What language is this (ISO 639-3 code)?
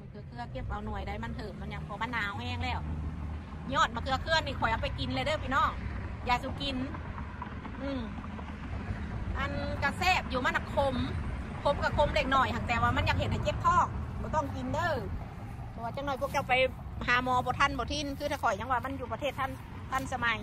tha